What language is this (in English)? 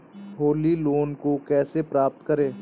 Hindi